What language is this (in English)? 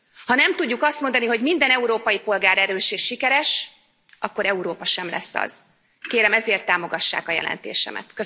Hungarian